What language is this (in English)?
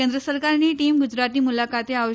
Gujarati